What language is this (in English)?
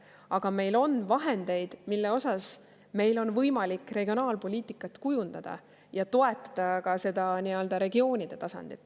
Estonian